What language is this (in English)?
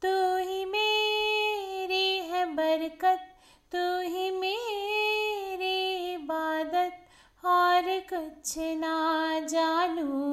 Hindi